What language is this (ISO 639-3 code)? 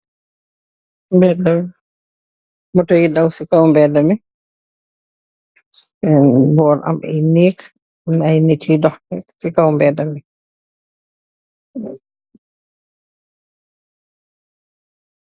wol